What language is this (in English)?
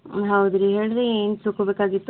Kannada